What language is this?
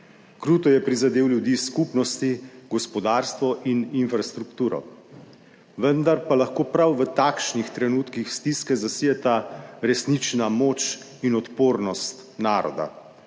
Slovenian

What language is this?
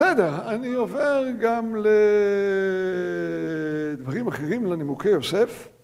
Hebrew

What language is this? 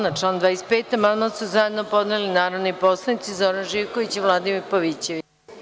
Serbian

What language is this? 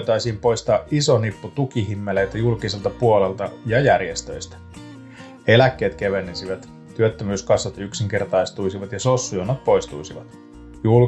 Finnish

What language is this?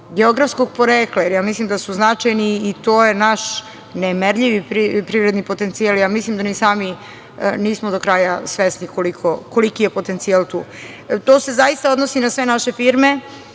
Serbian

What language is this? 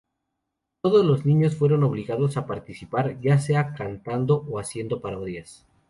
Spanish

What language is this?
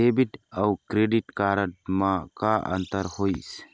Chhattisgarhi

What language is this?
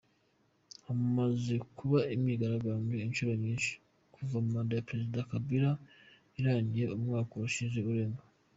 Kinyarwanda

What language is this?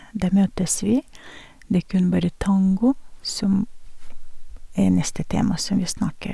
Norwegian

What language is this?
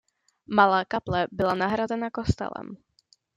Czech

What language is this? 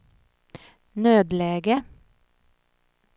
Swedish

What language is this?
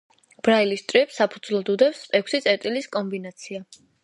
Georgian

